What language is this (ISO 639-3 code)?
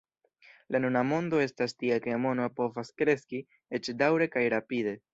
epo